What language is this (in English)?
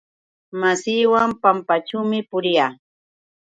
Yauyos Quechua